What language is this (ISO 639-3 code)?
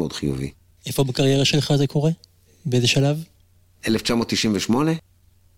heb